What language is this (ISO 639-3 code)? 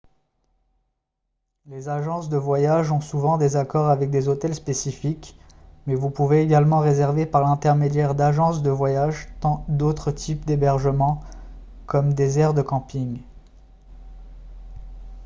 fra